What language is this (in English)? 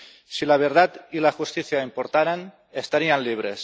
Spanish